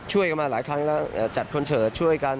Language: Thai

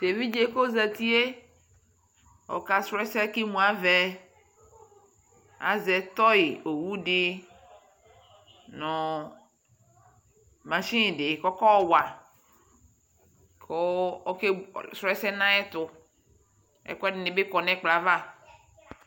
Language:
Ikposo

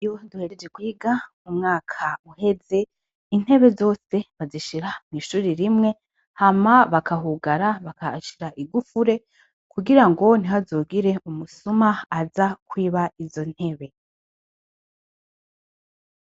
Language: Rundi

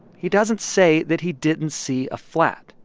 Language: English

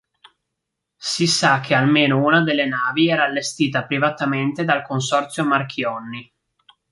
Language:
Italian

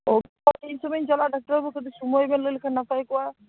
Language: Santali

